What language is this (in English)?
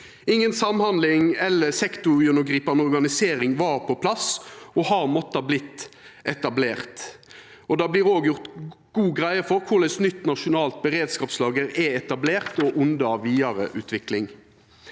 Norwegian